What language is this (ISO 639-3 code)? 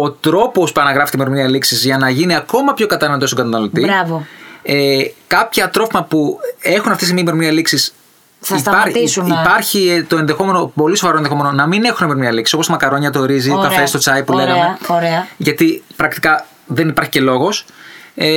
ell